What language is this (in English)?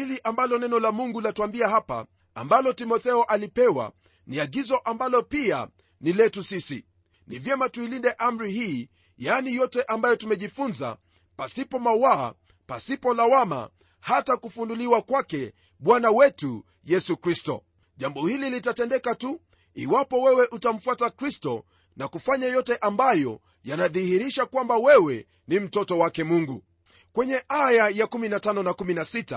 Swahili